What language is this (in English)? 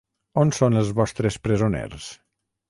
Catalan